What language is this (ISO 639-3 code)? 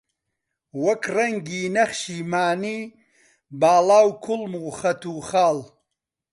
ckb